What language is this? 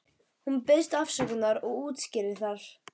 Icelandic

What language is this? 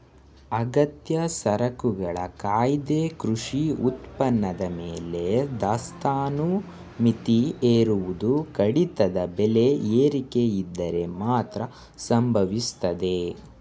Kannada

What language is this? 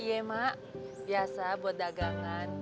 Indonesian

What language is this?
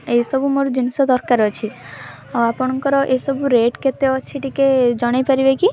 Odia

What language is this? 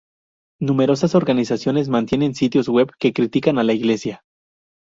Spanish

